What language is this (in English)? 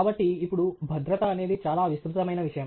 Telugu